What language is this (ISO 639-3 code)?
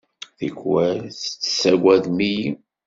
kab